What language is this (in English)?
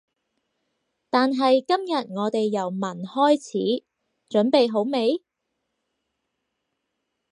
Cantonese